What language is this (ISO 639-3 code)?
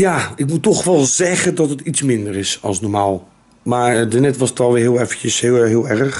nld